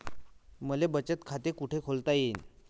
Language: Marathi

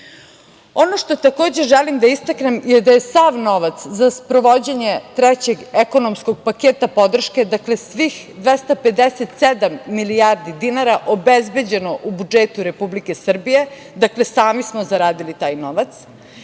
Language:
Serbian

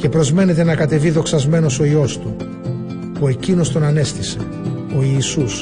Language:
Greek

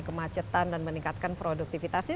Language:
Indonesian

